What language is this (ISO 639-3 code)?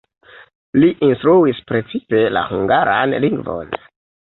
epo